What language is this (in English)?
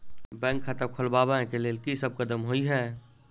Maithili